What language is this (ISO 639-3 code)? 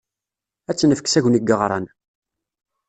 kab